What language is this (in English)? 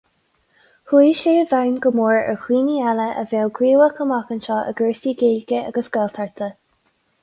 Irish